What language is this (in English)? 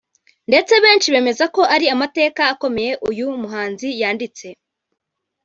Kinyarwanda